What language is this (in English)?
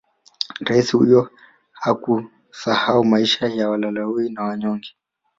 Swahili